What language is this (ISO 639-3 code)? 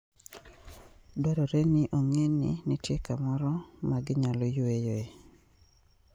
luo